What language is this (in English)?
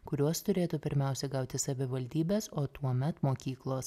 Lithuanian